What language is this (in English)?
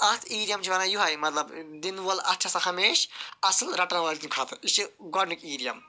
Kashmiri